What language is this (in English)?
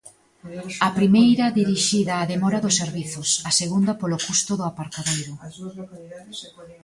Galician